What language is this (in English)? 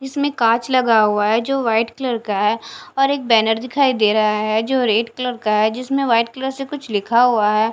Hindi